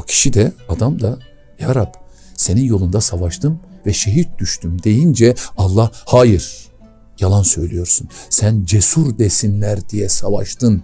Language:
Turkish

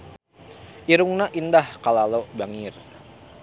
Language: Sundanese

